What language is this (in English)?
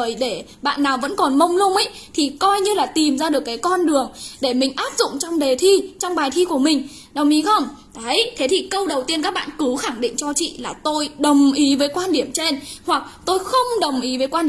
Vietnamese